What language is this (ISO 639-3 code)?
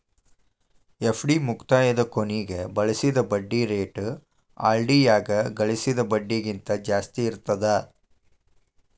kan